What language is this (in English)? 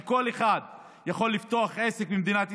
Hebrew